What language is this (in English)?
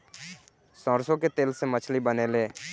Bhojpuri